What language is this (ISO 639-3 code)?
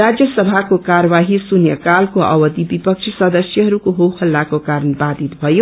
nep